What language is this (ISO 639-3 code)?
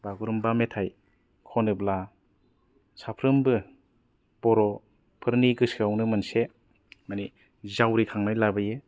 brx